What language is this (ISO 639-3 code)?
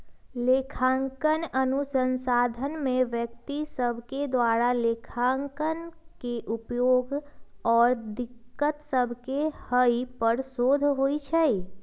mag